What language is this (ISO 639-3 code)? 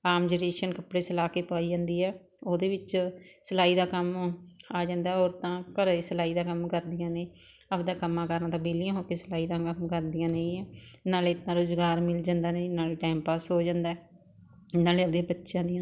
pan